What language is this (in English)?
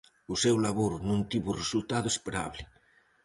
Galician